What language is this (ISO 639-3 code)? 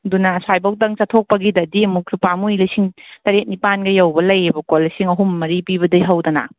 mni